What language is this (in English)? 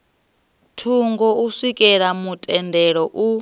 Venda